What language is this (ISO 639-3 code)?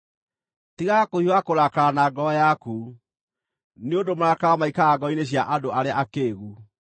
kik